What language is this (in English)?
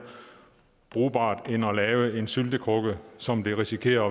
Danish